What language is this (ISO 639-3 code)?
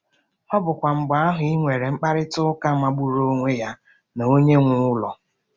ibo